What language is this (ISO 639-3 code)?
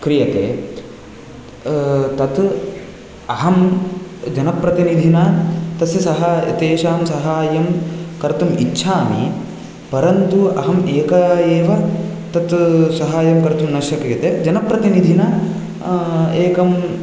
san